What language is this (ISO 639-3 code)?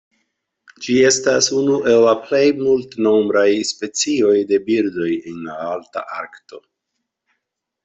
epo